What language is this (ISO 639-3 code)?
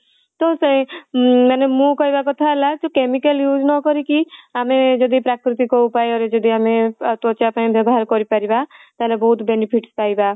ori